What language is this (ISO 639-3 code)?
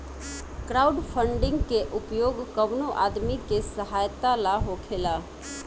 bho